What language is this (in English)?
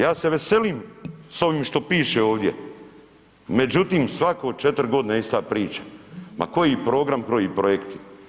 Croatian